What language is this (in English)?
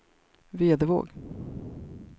Swedish